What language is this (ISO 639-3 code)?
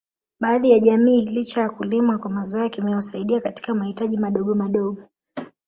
swa